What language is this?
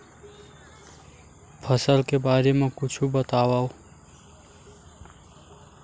Chhattisgarhi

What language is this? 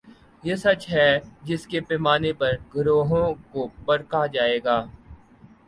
Urdu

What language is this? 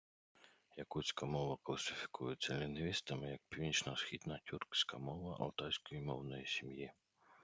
Ukrainian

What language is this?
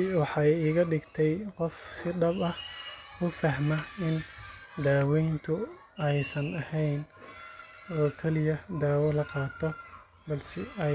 Somali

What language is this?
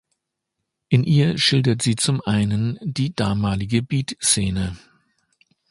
German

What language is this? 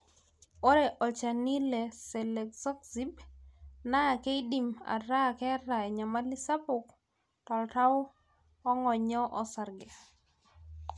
Masai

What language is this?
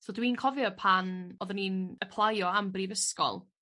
Welsh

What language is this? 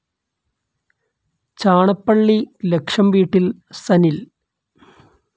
Malayalam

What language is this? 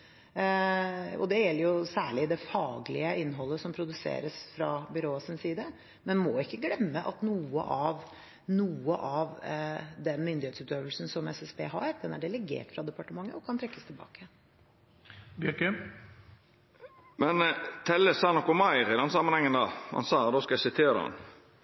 Norwegian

